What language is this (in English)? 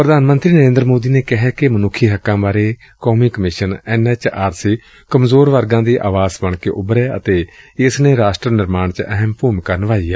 Punjabi